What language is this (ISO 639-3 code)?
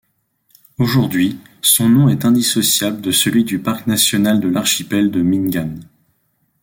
fra